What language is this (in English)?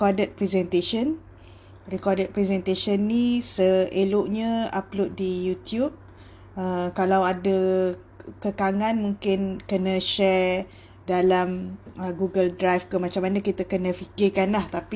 Malay